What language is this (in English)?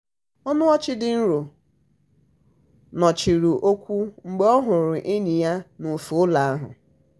Igbo